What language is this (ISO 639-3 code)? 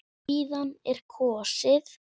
isl